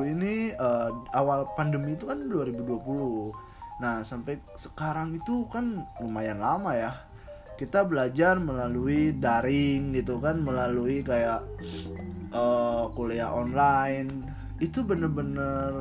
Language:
Indonesian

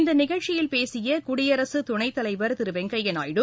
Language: Tamil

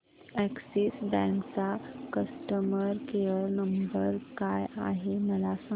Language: Marathi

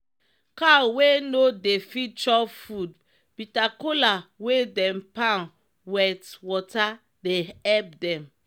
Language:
Nigerian Pidgin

